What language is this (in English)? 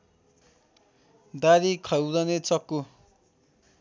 Nepali